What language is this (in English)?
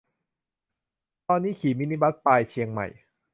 Thai